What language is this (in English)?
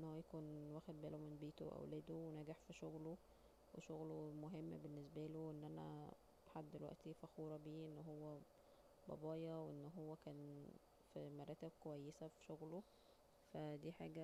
Egyptian Arabic